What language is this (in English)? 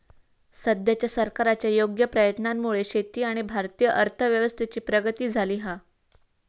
Marathi